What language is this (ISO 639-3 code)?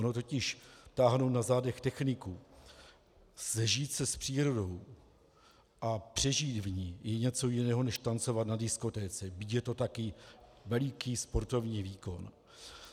ces